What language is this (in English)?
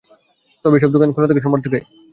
Bangla